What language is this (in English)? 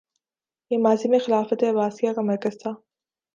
Urdu